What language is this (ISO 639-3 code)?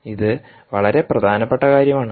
mal